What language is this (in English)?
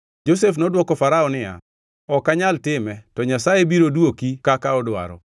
Luo (Kenya and Tanzania)